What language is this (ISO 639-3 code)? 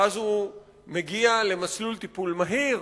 heb